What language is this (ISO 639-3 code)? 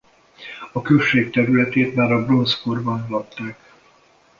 hun